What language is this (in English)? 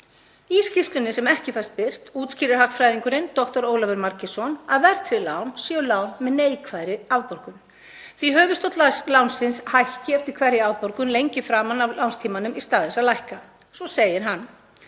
Icelandic